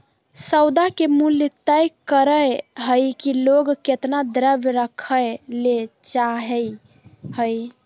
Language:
Magahi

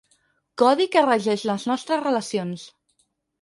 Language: Catalan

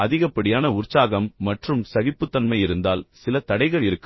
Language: Tamil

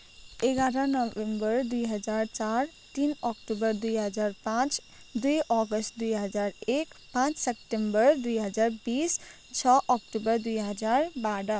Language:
Nepali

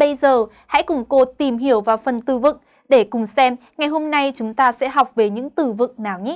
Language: Vietnamese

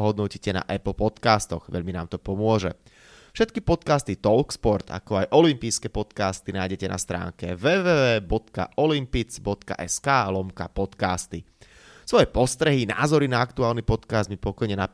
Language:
Slovak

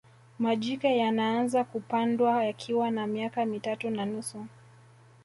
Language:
Swahili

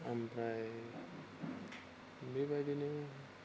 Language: Bodo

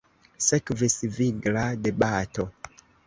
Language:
Esperanto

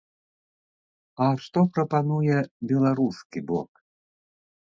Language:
Belarusian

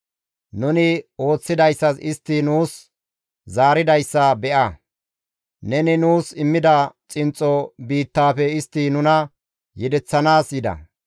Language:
Gamo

